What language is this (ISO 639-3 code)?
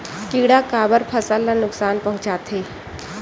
hne